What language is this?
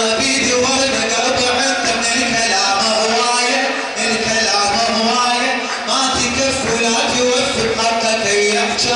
Arabic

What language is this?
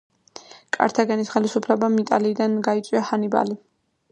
Georgian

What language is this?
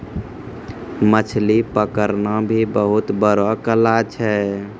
Maithili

